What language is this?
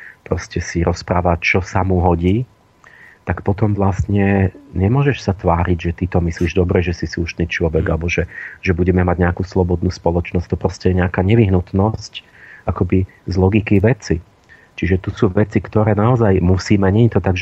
Slovak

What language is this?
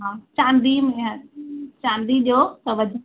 Sindhi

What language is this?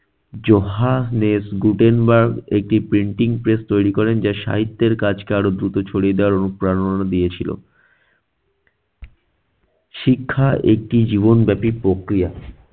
Bangla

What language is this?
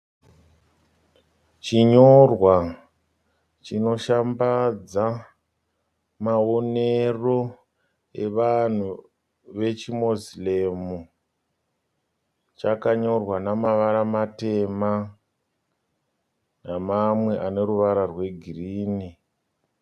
Shona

